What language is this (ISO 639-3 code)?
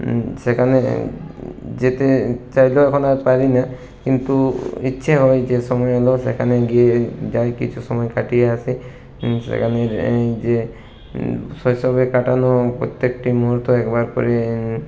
ben